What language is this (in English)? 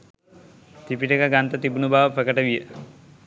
Sinhala